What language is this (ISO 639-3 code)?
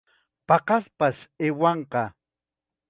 qxa